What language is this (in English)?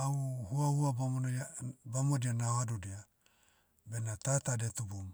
Motu